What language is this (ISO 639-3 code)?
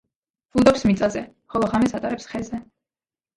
kat